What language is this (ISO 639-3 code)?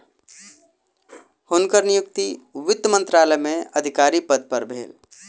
mai